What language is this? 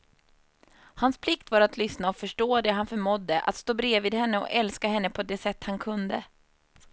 Swedish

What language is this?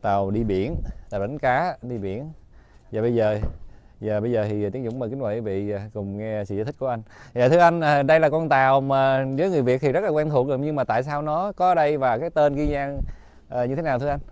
Vietnamese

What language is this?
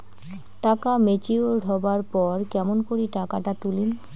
Bangla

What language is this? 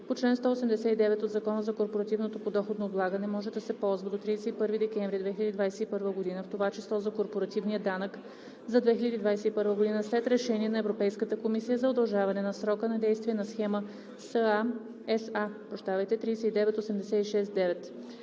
Bulgarian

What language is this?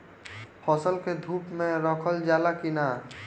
Bhojpuri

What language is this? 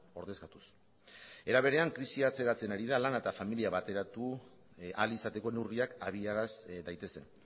Basque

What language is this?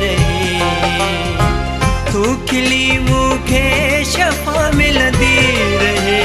Hindi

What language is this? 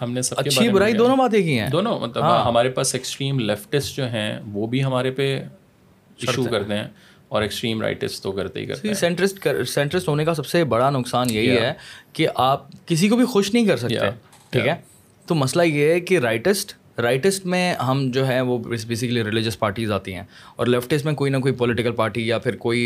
Urdu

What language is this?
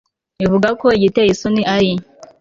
Kinyarwanda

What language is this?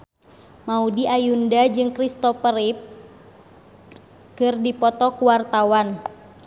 Sundanese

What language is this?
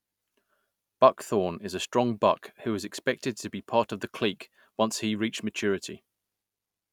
English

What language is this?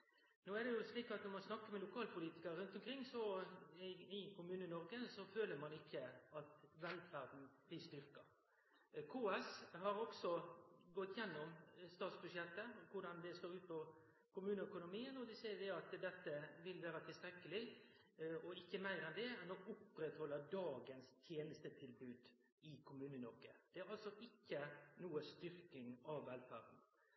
Norwegian Nynorsk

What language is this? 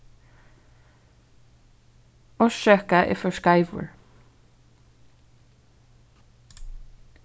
Faroese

